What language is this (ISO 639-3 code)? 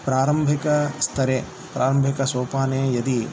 san